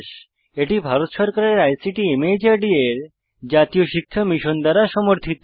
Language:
Bangla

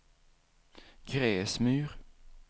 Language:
Swedish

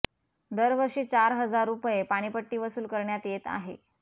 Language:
Marathi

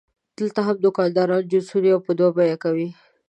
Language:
Pashto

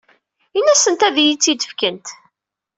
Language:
Kabyle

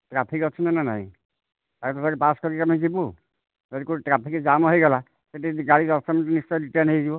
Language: Odia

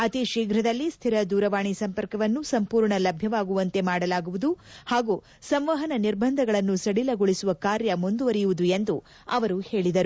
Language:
Kannada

